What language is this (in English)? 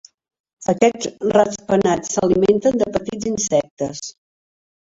Catalan